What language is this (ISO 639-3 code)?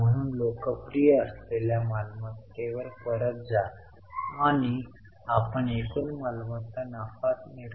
mar